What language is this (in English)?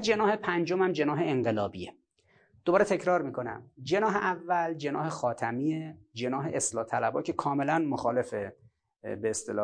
Persian